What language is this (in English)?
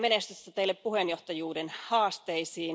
Finnish